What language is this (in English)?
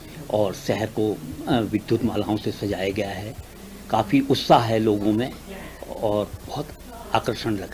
Hindi